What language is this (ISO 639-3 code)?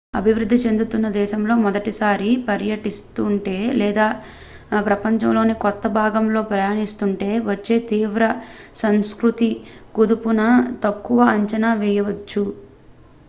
tel